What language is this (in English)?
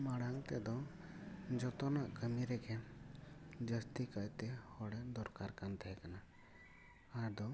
Santali